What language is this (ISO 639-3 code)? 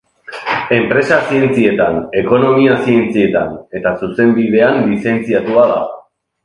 eus